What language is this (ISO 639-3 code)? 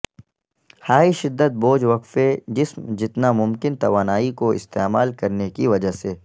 urd